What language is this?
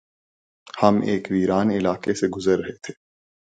Urdu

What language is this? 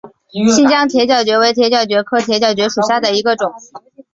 Chinese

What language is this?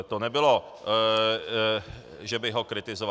Czech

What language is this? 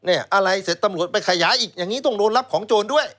Thai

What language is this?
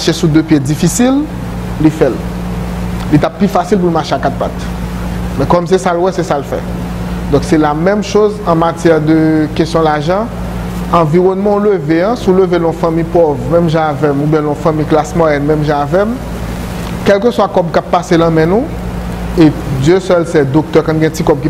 French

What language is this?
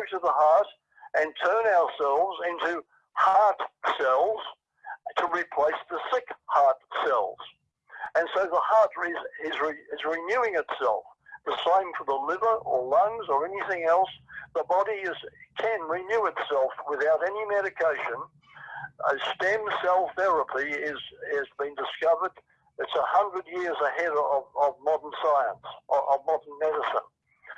English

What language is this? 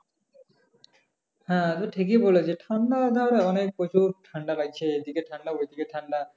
Bangla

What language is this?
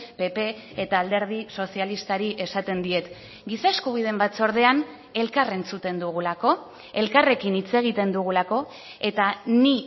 Basque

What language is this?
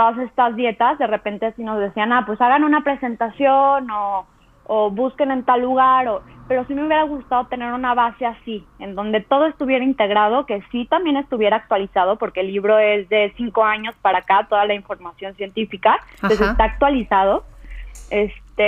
Spanish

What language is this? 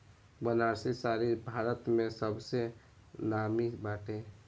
Bhojpuri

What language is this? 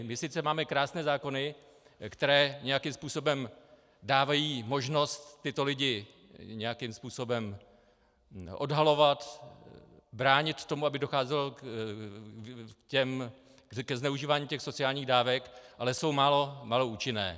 Czech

